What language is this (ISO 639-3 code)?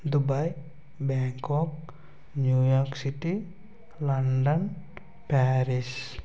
tel